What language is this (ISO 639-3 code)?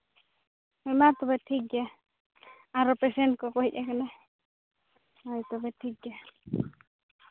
sat